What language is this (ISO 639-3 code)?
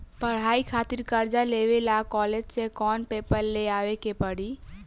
bho